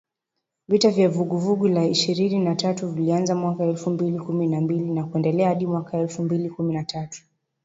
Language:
Swahili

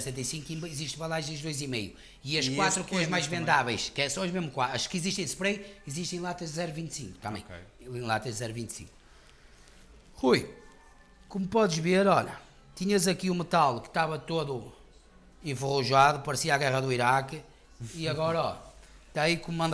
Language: Portuguese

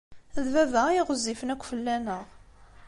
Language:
Kabyle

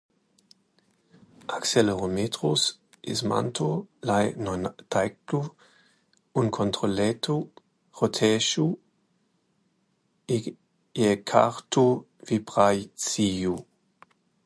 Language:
Latvian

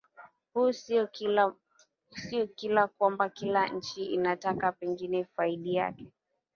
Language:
Swahili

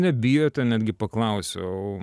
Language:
Lithuanian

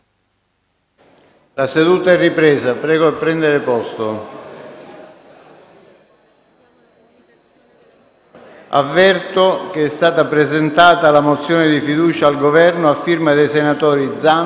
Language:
Italian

